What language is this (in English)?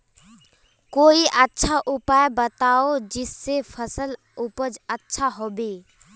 Magahi